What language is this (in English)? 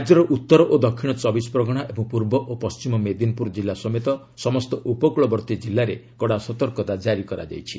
Odia